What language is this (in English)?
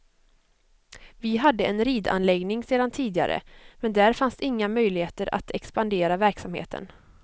Swedish